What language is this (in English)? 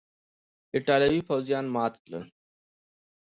Pashto